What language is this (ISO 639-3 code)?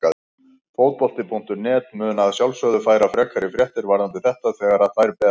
isl